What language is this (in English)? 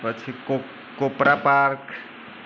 Gujarati